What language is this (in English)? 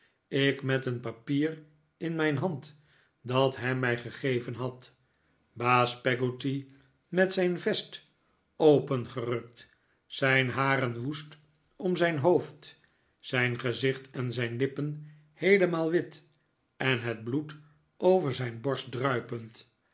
Dutch